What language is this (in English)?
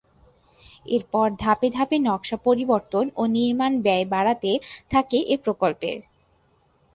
Bangla